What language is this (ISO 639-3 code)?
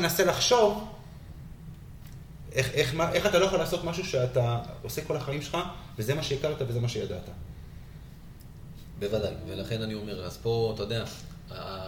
heb